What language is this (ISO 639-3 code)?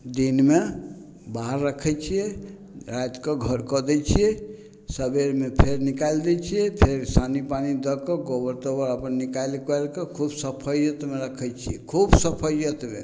mai